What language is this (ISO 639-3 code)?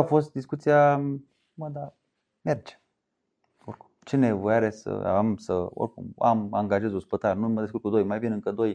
ron